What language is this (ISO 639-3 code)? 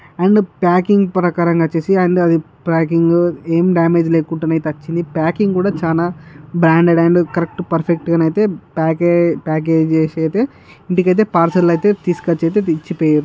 tel